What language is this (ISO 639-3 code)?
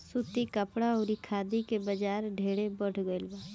bho